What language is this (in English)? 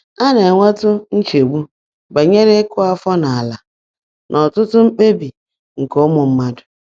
Igbo